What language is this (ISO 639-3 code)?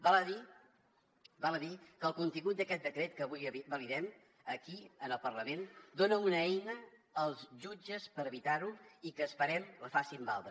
cat